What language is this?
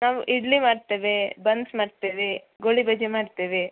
Kannada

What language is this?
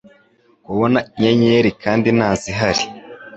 Kinyarwanda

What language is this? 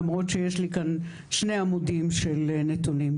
Hebrew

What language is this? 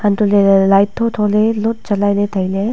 Wancho Naga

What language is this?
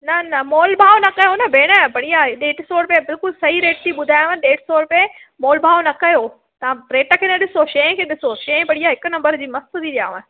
Sindhi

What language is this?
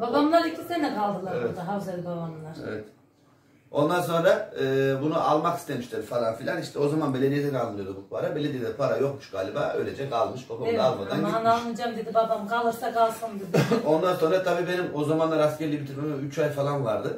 Turkish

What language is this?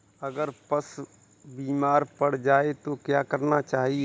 Hindi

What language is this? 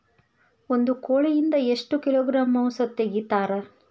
Kannada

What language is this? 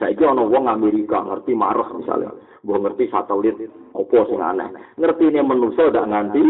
Indonesian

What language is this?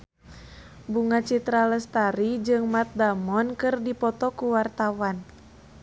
Sundanese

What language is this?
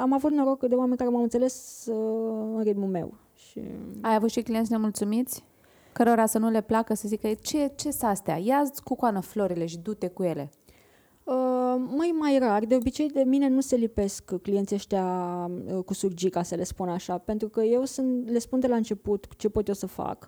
Romanian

